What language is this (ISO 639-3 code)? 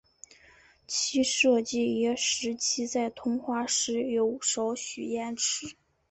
zho